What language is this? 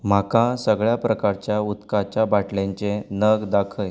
Konkani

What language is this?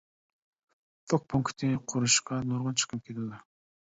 Uyghur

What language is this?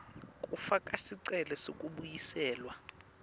Swati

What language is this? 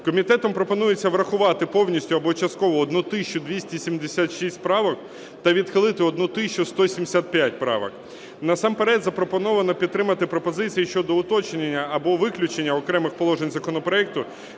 Ukrainian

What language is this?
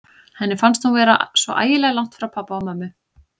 Icelandic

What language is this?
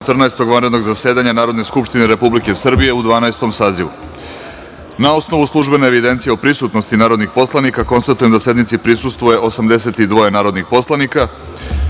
Serbian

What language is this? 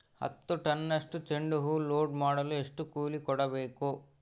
Kannada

